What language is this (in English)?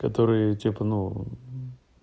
Russian